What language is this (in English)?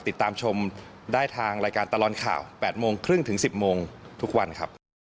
Thai